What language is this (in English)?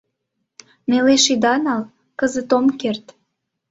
Mari